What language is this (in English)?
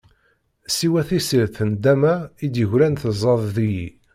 Kabyle